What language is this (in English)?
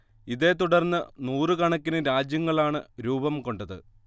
Malayalam